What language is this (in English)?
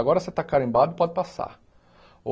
Portuguese